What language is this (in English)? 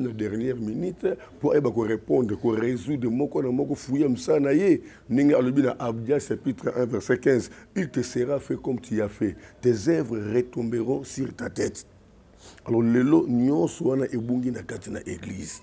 French